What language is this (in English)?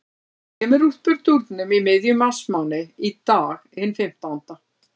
Icelandic